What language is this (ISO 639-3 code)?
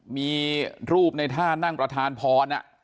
tha